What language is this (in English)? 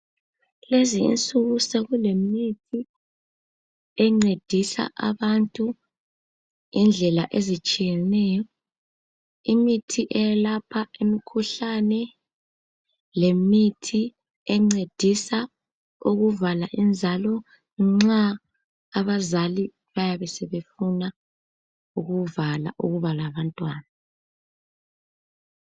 North Ndebele